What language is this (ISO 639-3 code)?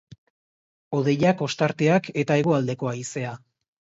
eus